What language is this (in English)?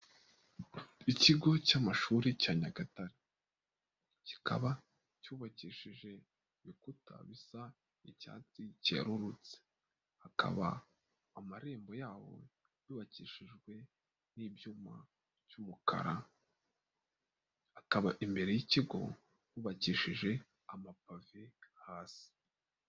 Kinyarwanda